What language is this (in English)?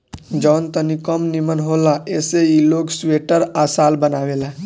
Bhojpuri